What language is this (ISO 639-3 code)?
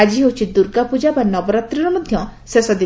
ori